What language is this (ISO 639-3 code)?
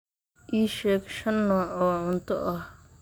som